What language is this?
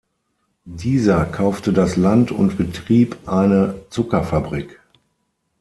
German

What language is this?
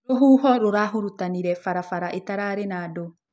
Kikuyu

